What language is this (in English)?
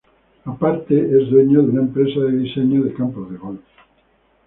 Spanish